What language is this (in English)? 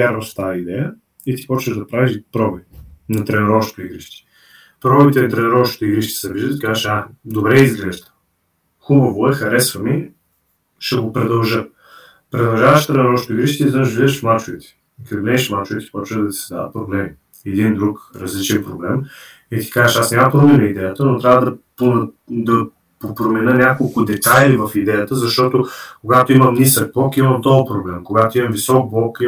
Bulgarian